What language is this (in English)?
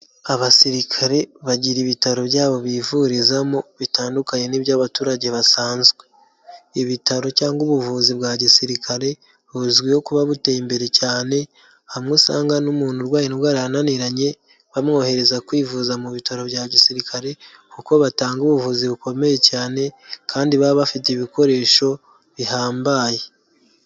Kinyarwanda